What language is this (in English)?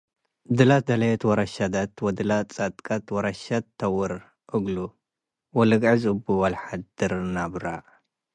Tigre